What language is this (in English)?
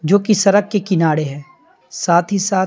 Hindi